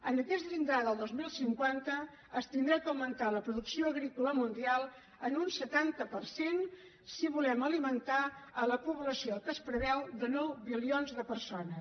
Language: Catalan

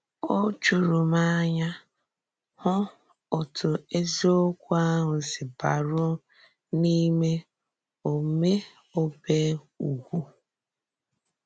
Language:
Igbo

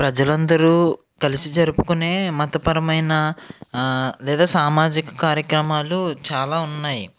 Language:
Telugu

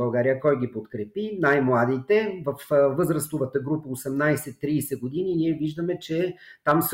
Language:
Bulgarian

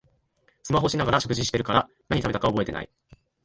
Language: Japanese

